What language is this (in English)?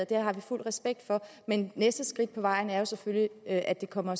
Danish